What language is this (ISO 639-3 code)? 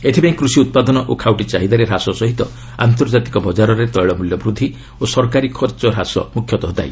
ori